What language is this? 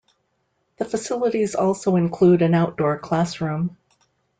English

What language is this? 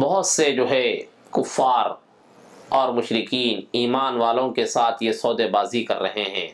Arabic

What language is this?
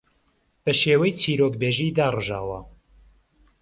Central Kurdish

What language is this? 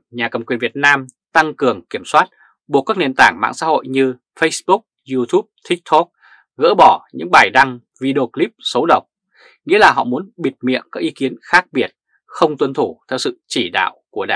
Vietnamese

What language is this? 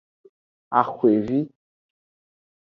Aja (Benin)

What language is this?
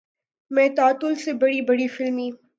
Urdu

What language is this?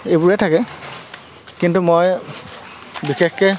Assamese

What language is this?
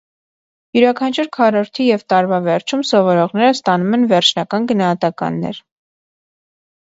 Armenian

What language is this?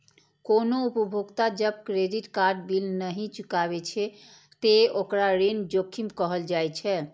Maithili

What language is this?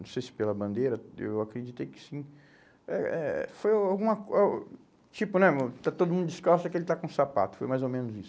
Portuguese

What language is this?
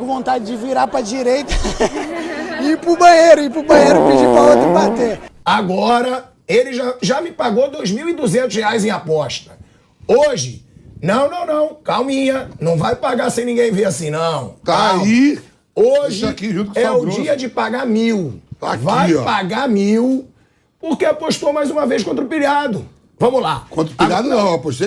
Portuguese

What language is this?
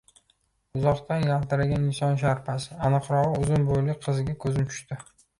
Uzbek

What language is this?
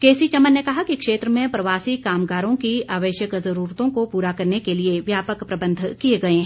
Hindi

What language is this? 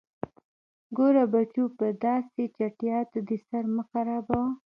Pashto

